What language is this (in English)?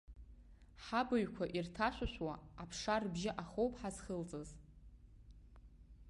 Abkhazian